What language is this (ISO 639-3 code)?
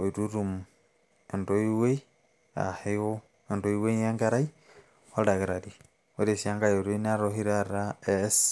mas